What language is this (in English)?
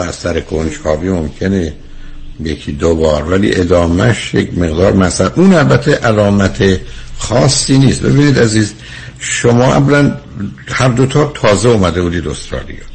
Persian